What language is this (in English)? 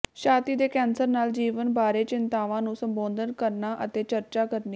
Punjabi